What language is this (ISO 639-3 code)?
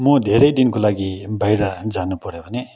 nep